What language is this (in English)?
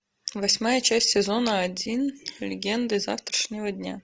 Russian